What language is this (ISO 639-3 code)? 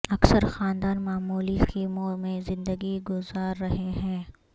urd